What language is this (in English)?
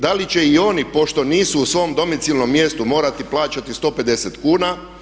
Croatian